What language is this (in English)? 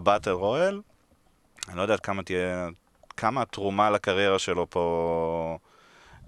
Hebrew